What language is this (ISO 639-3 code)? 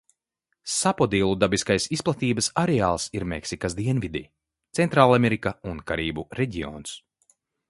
lav